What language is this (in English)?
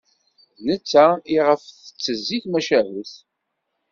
Kabyle